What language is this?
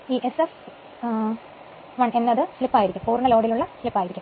Malayalam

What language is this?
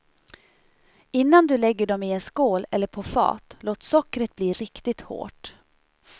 Swedish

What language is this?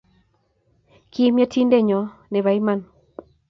Kalenjin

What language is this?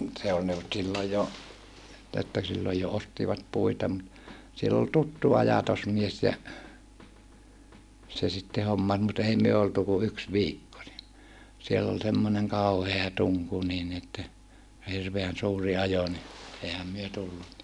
Finnish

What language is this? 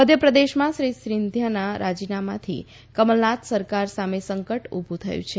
Gujarati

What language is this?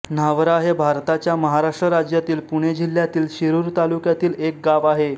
Marathi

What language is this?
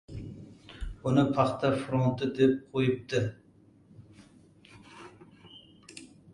Uzbek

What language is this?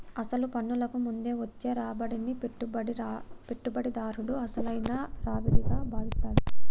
Telugu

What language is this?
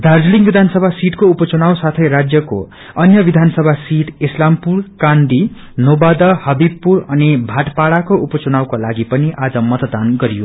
Nepali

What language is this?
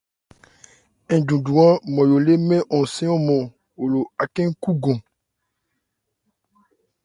Ebrié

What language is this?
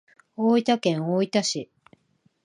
Japanese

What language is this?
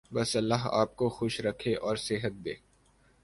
Urdu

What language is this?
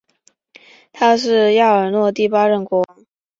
Chinese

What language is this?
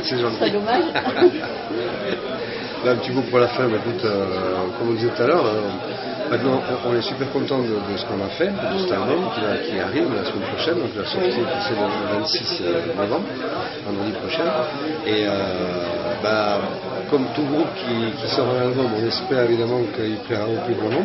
French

